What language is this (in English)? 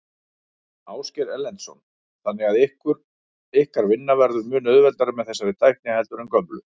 Icelandic